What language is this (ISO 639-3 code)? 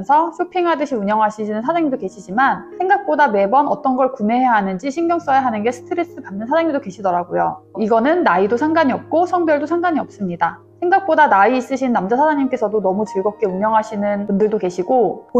kor